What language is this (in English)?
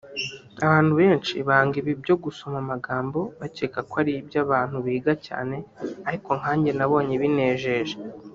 Kinyarwanda